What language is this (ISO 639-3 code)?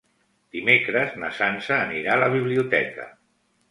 cat